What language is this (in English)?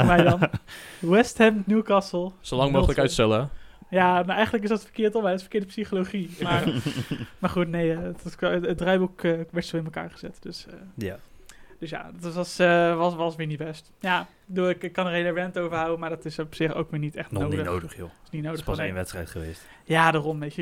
Dutch